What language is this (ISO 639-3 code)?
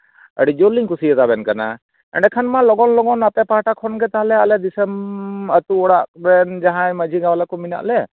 sat